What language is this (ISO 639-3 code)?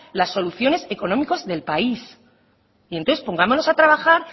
spa